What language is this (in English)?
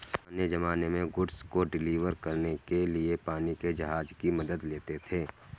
Hindi